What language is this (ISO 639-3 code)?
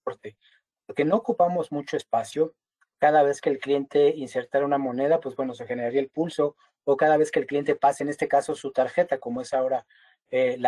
spa